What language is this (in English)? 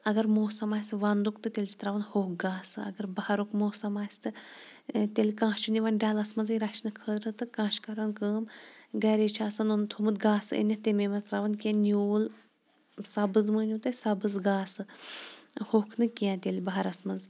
Kashmiri